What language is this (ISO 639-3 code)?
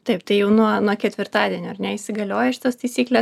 lit